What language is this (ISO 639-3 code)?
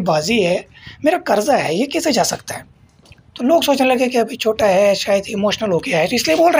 hin